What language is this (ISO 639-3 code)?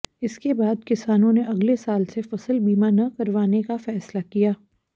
hin